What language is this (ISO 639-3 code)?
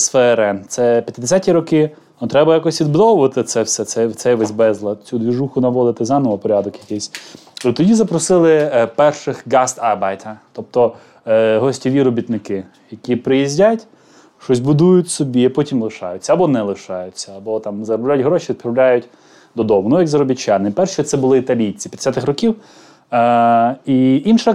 ukr